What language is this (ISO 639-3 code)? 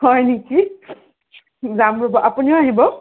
asm